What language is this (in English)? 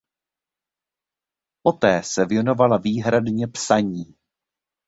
Czech